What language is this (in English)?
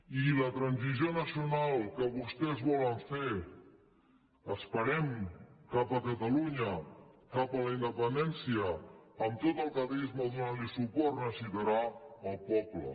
Catalan